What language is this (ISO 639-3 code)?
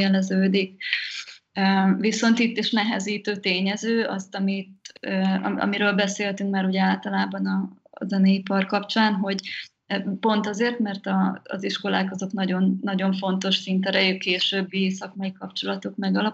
hun